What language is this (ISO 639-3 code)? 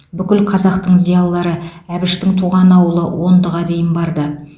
kaz